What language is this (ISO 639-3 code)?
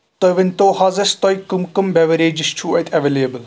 kas